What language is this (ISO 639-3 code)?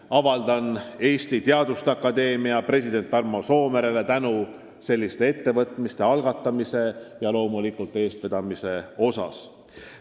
est